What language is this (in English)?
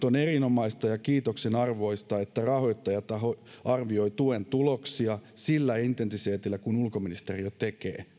Finnish